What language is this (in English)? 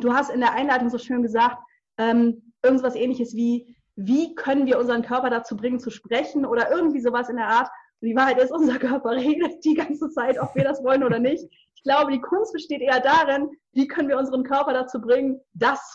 German